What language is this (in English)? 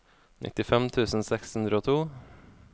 Norwegian